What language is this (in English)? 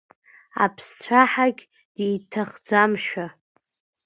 Abkhazian